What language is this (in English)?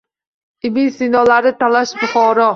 Uzbek